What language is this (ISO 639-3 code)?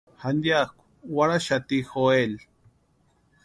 pua